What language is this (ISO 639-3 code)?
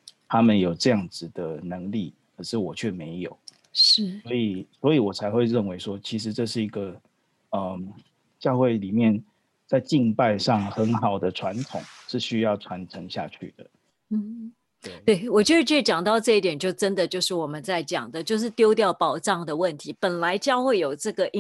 zho